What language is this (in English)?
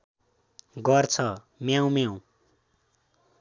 Nepali